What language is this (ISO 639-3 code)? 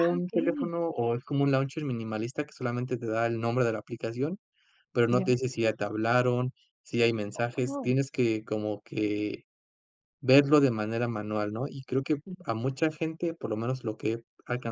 spa